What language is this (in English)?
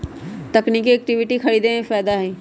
Magahi